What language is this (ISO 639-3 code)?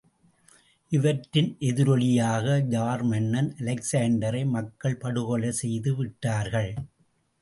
tam